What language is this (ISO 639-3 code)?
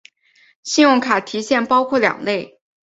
zho